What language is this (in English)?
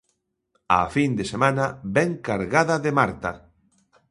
Galician